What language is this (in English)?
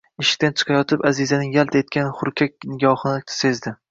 Uzbek